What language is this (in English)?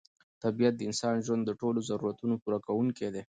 Pashto